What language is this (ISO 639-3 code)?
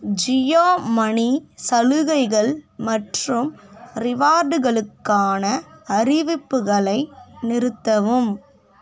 tam